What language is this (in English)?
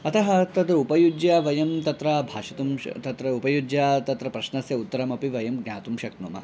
Sanskrit